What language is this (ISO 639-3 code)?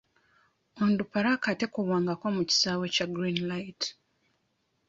lug